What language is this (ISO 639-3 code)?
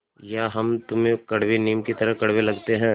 hin